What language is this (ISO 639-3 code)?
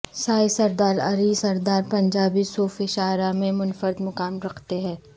urd